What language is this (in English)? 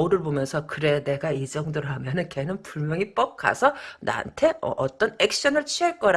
Korean